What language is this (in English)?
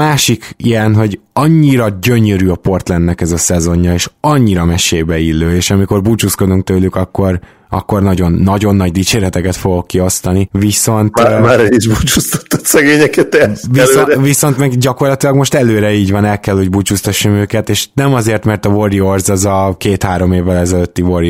Hungarian